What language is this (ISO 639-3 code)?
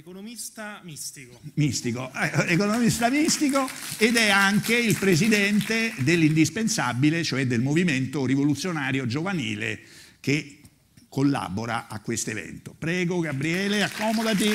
ita